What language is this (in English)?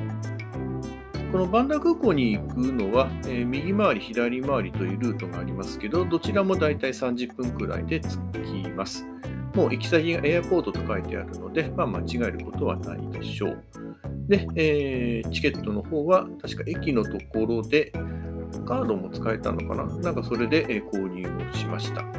Japanese